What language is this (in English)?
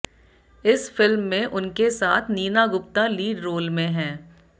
Hindi